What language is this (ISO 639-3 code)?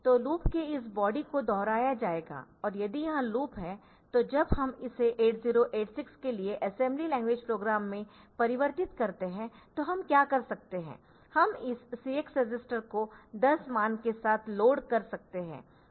hin